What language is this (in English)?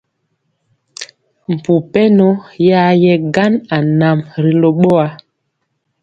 Mpiemo